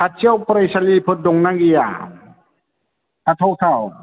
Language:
Bodo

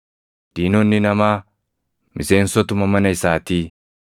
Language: Oromo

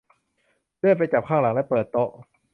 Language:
Thai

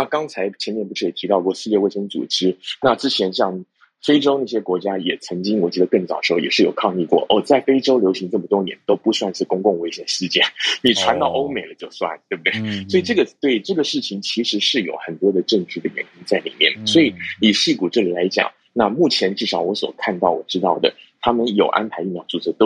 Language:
Chinese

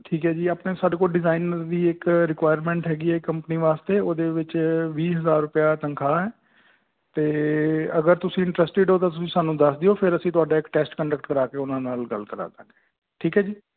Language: Punjabi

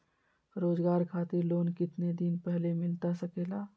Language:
Magahi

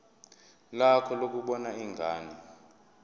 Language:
Zulu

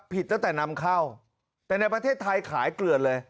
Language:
Thai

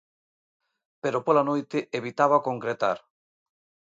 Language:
Galician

